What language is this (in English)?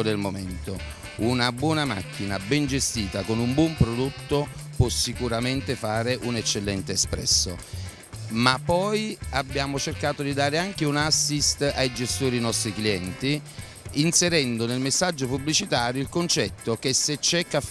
Italian